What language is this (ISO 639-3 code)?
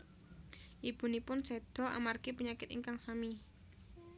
jav